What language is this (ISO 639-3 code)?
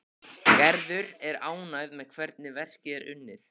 isl